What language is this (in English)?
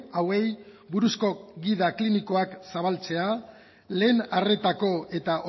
Basque